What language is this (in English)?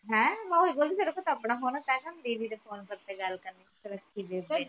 Punjabi